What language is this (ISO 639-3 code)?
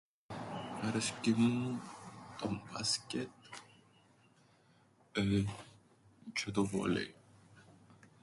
ell